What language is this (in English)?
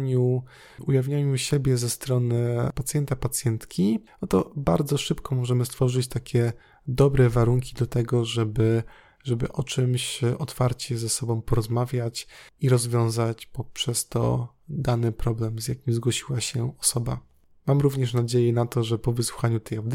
Polish